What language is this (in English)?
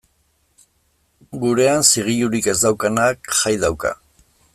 Basque